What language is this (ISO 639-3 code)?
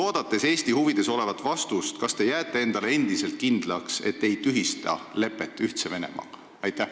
est